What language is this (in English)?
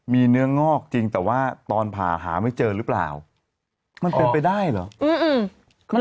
Thai